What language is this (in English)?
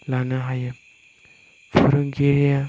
Bodo